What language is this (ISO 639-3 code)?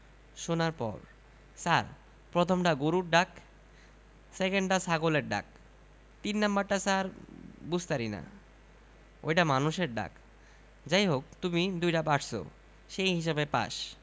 ben